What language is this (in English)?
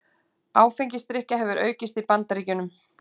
Icelandic